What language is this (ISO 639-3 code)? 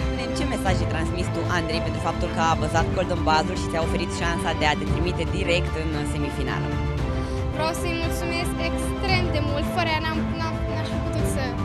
ron